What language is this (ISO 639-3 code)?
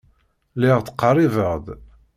kab